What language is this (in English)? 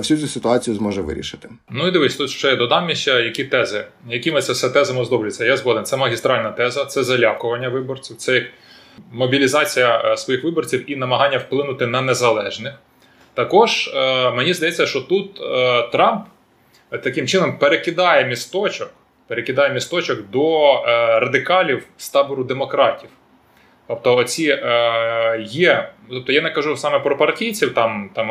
Ukrainian